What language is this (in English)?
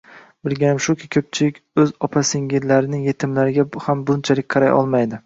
Uzbek